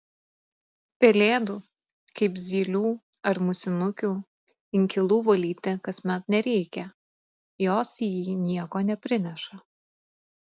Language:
Lithuanian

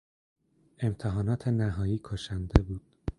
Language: Persian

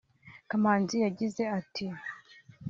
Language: Kinyarwanda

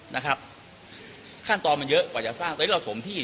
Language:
Thai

